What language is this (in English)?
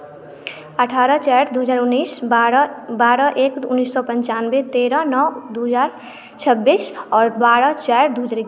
Maithili